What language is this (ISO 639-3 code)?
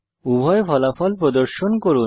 ben